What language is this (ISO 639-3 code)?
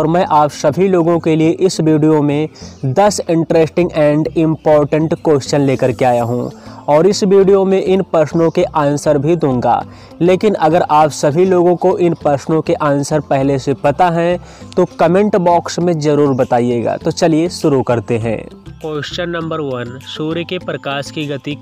hin